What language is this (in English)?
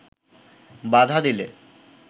Bangla